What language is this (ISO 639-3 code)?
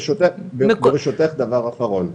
heb